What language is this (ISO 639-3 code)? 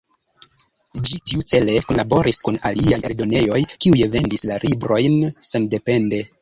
epo